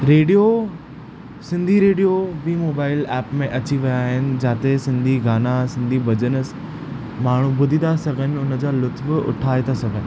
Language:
Sindhi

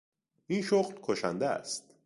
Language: Persian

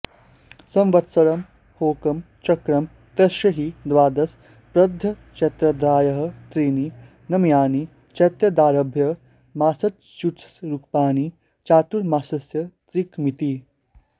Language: Sanskrit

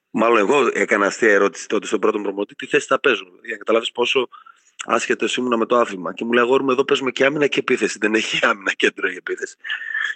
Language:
Greek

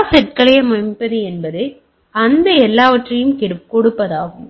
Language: Tamil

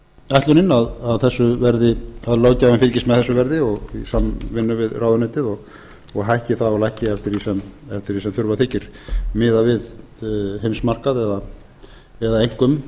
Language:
Icelandic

